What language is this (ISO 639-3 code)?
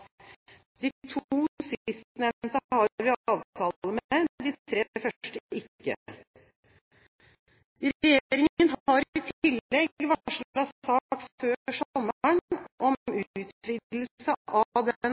nob